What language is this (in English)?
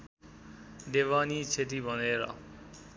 Nepali